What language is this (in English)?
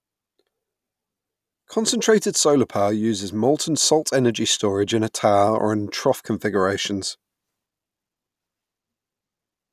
English